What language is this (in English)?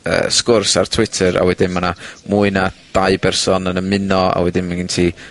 Welsh